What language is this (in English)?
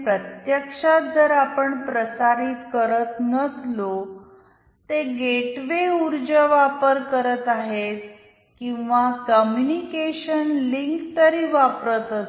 Marathi